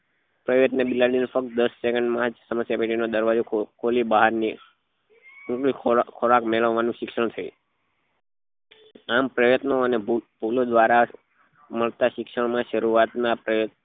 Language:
Gujarati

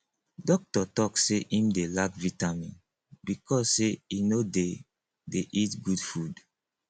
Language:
Nigerian Pidgin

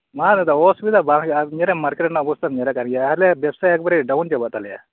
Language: Santali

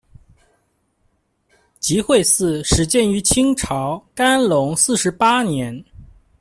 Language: Chinese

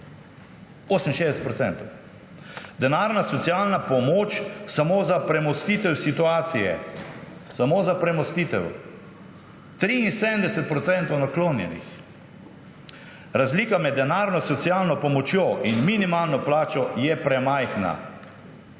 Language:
Slovenian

